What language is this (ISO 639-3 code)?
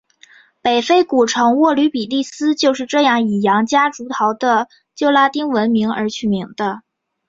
zho